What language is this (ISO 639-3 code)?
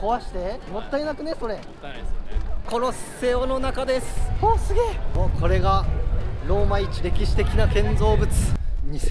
jpn